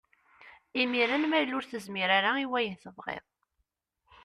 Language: Kabyle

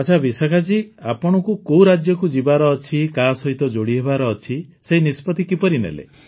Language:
Odia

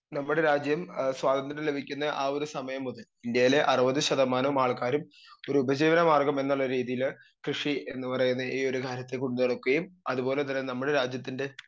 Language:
Malayalam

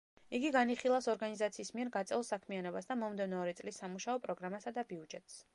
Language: Georgian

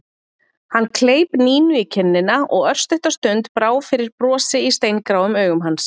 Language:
Icelandic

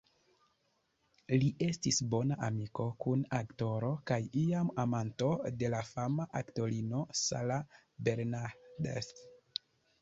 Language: Esperanto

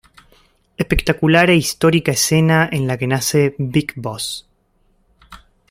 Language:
Spanish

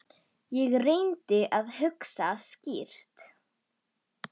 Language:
Icelandic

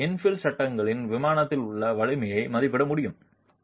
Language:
Tamil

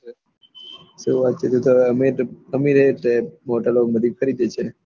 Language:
Gujarati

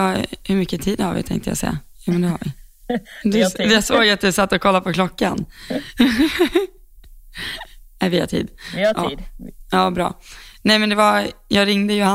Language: Swedish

